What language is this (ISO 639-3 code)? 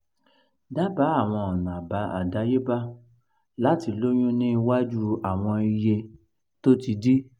yor